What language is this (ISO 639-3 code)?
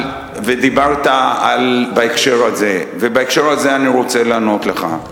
heb